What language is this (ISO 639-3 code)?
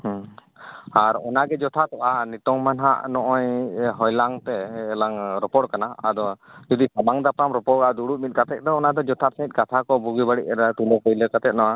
sat